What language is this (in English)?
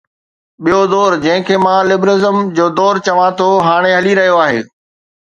Sindhi